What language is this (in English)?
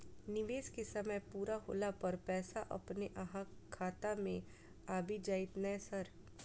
Maithili